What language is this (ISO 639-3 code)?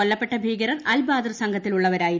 mal